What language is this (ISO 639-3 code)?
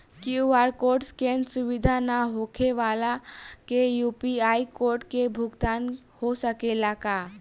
bho